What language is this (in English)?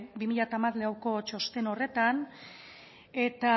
Basque